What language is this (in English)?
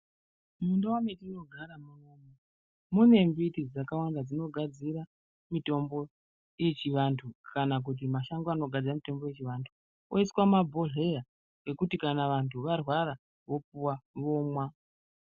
Ndau